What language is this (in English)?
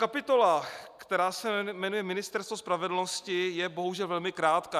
Czech